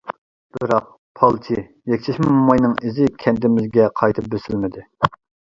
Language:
Uyghur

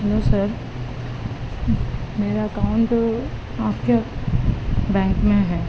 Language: Urdu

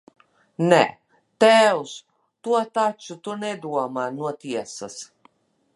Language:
Latvian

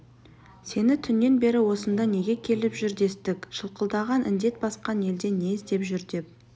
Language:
Kazakh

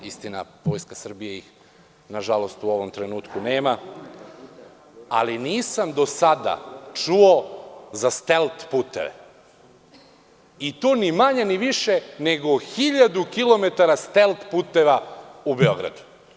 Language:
Serbian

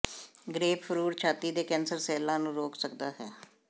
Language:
Punjabi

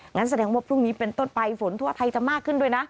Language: Thai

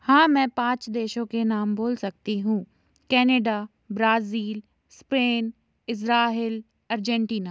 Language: Hindi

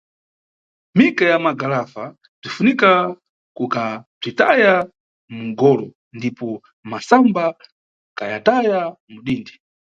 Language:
Nyungwe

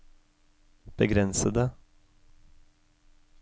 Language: Norwegian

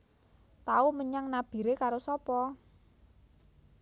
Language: Javanese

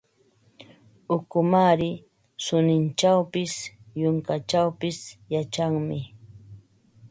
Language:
Ambo-Pasco Quechua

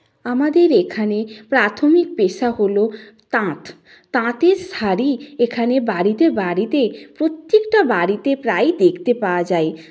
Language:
Bangla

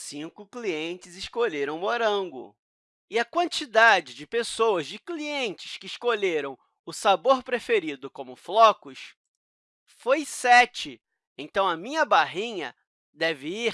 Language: Portuguese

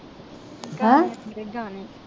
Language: Punjabi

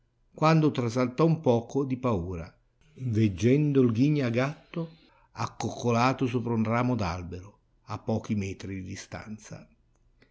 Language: Italian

